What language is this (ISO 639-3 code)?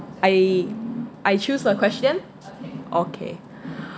eng